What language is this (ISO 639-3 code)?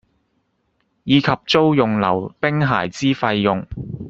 yue